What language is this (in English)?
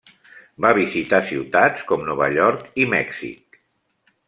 Catalan